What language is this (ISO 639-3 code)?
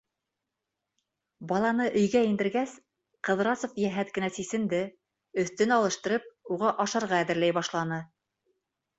bak